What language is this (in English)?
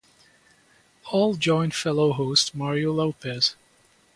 English